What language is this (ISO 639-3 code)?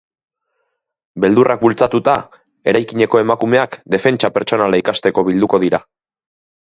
eus